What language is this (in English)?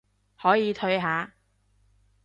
Cantonese